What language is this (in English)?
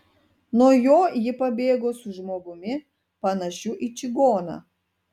Lithuanian